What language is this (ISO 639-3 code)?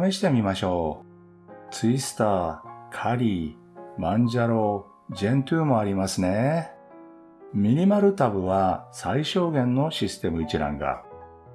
jpn